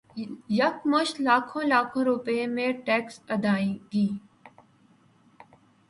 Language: Urdu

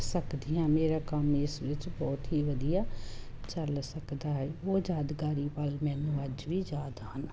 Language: Punjabi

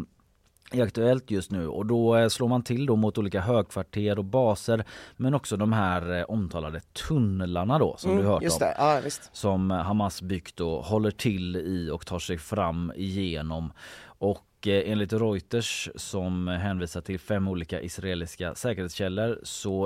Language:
Swedish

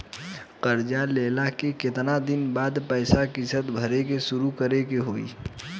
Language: Bhojpuri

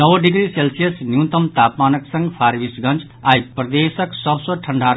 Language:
Maithili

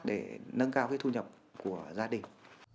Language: Vietnamese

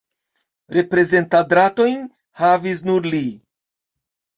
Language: Esperanto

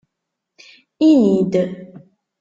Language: Kabyle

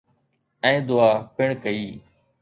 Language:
Sindhi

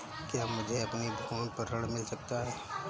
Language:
Hindi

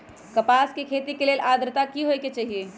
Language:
Magahi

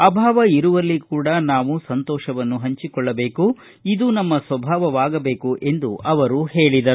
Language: Kannada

